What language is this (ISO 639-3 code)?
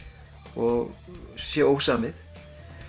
isl